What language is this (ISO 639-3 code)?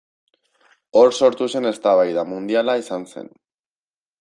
eus